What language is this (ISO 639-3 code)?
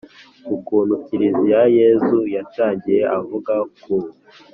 kin